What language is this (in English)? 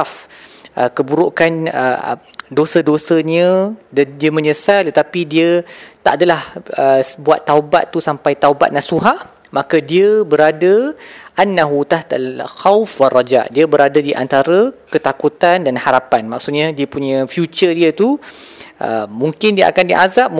Malay